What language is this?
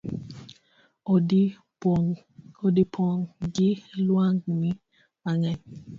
Luo (Kenya and Tanzania)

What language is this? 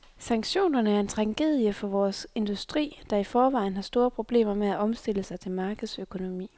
Danish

